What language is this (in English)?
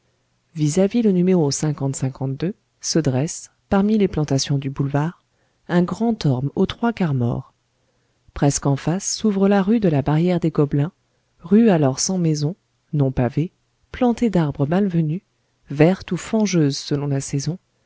French